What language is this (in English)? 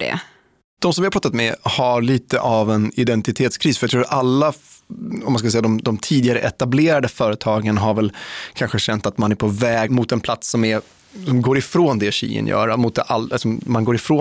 Swedish